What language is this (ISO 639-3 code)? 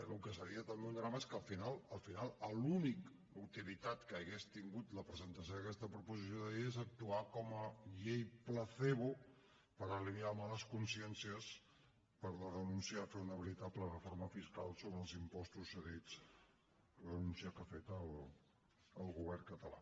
cat